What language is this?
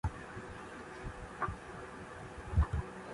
Kachi Koli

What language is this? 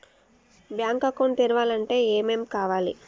Telugu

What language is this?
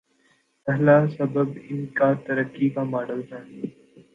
Urdu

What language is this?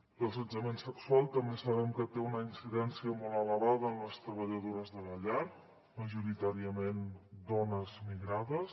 Catalan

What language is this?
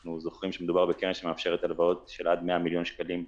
Hebrew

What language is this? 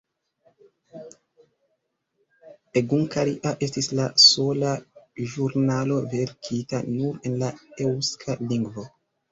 Esperanto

